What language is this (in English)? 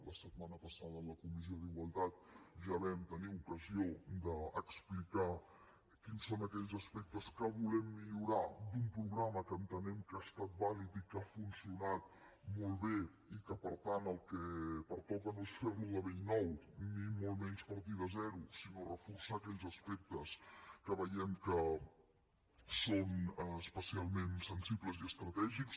Catalan